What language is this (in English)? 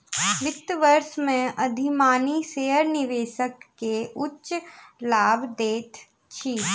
Maithili